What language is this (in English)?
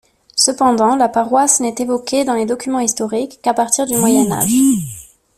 French